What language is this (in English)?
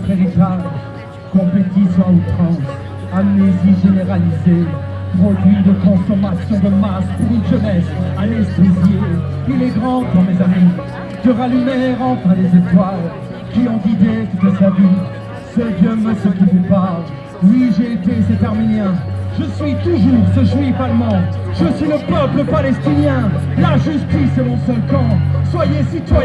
French